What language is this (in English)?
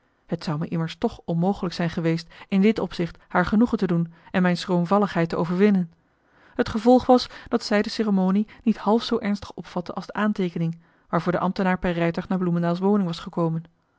Dutch